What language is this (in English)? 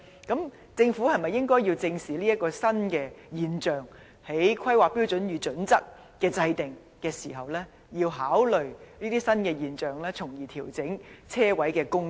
Cantonese